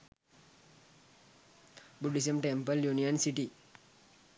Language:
Sinhala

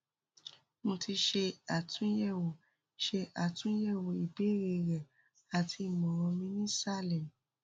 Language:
Yoruba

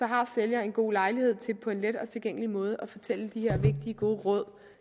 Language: Danish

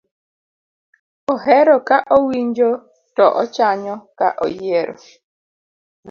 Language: Luo (Kenya and Tanzania)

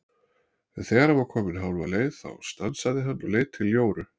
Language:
Icelandic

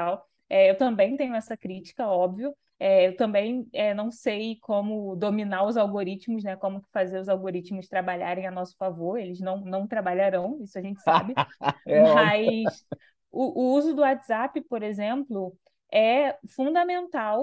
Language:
Portuguese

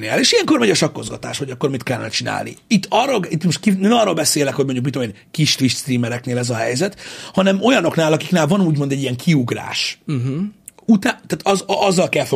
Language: Hungarian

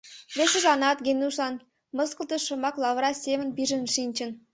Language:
Mari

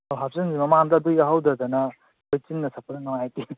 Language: Manipuri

